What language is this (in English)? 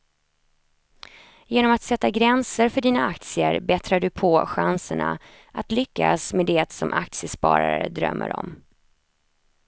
Swedish